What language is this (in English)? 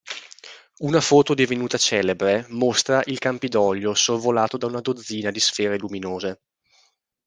Italian